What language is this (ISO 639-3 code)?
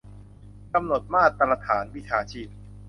tha